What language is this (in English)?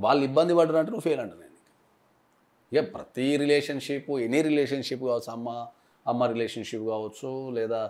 Telugu